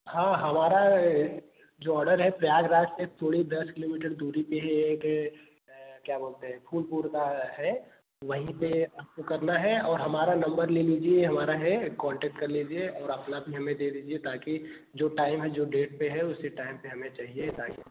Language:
Hindi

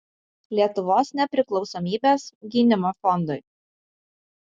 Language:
Lithuanian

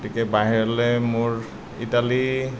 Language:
Assamese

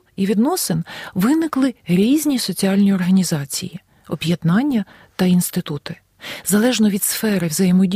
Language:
Ukrainian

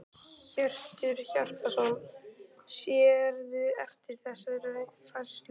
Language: Icelandic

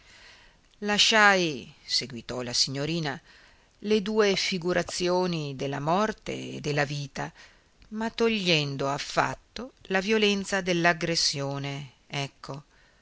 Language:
Italian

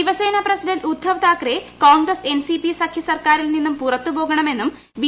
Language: Malayalam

